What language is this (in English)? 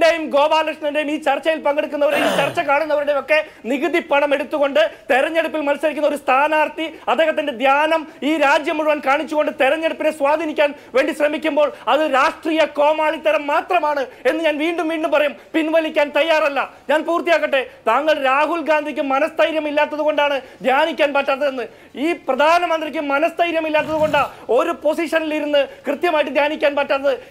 Malayalam